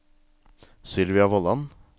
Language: Norwegian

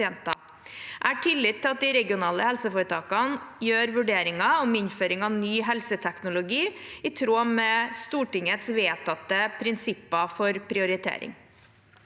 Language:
Norwegian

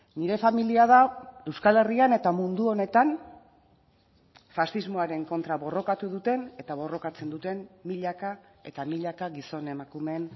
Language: Basque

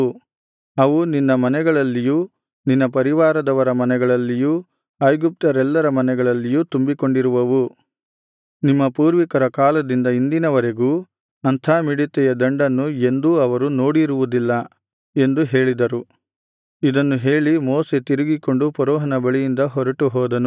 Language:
Kannada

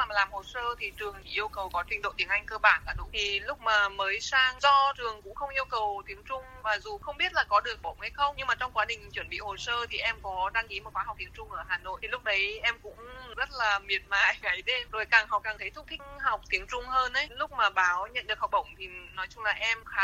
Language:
Vietnamese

